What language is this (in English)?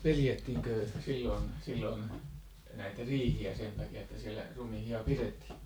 Finnish